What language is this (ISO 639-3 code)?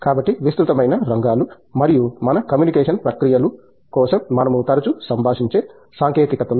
tel